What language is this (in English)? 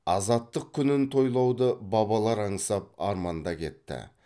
Kazakh